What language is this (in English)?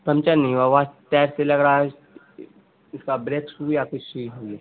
Urdu